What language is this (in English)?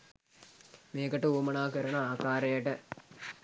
Sinhala